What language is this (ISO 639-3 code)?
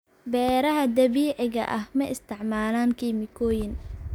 som